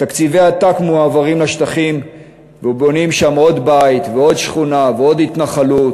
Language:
Hebrew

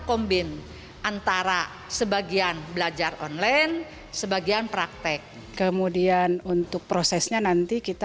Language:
Indonesian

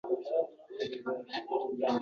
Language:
Uzbek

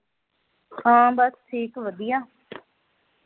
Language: Punjabi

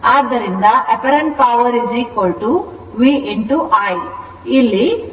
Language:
Kannada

